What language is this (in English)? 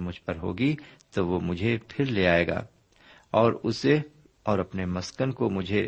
Urdu